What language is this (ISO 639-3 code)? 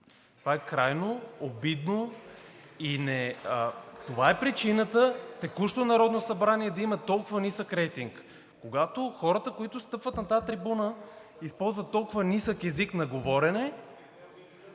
bul